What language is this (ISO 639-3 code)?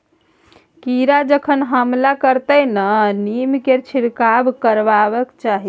mai